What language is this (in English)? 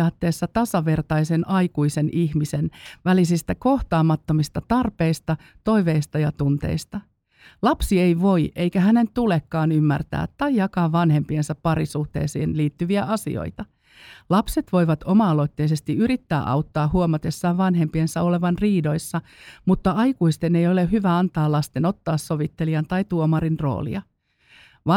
Finnish